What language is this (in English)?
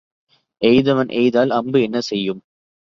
Tamil